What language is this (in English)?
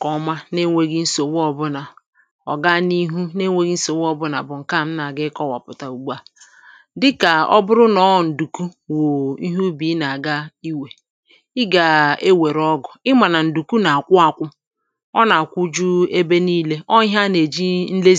Igbo